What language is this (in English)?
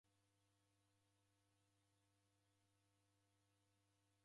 Taita